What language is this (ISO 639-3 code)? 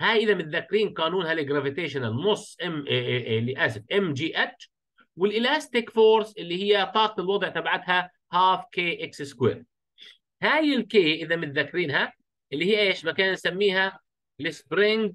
ara